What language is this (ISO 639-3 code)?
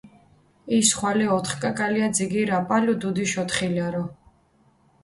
xmf